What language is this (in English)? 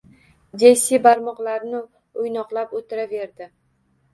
Uzbek